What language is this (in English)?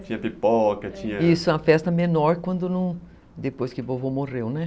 Portuguese